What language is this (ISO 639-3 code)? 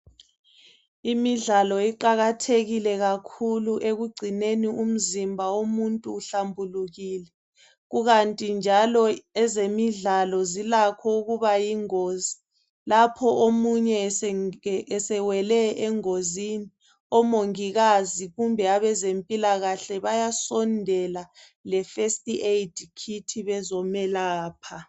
nde